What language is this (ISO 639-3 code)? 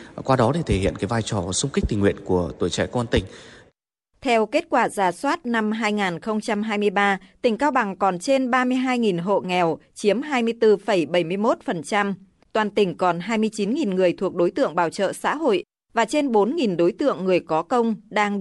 vie